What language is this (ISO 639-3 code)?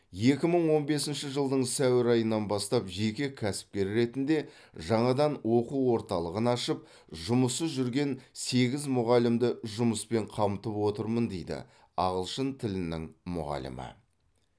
kaz